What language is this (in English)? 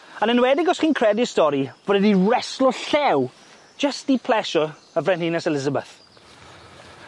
Welsh